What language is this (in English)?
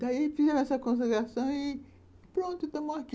Portuguese